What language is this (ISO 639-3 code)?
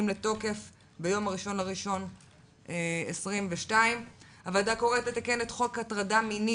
heb